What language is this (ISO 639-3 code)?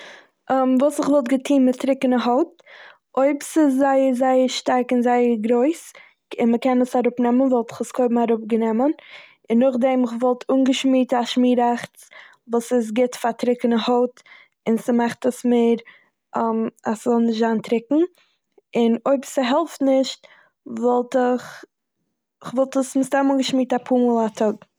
yid